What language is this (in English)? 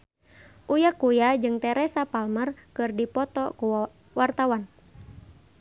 Sundanese